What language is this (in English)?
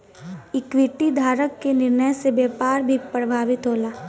Bhojpuri